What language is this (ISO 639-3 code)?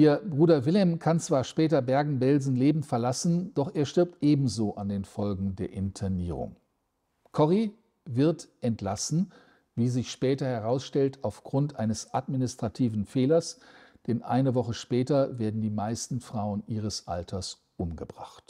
deu